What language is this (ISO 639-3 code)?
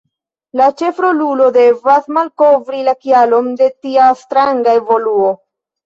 epo